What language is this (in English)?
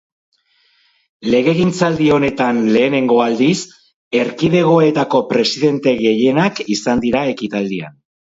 Basque